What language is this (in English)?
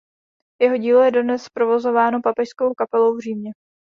Czech